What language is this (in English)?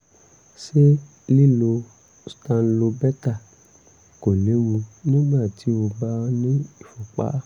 Yoruba